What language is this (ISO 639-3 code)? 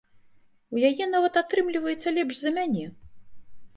bel